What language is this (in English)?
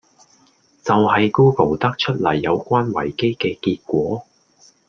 Cantonese